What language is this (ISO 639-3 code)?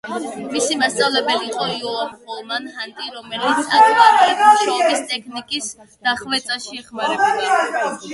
kat